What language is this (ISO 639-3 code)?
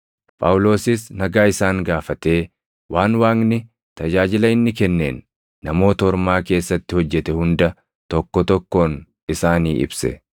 orm